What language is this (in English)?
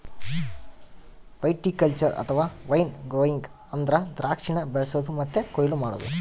Kannada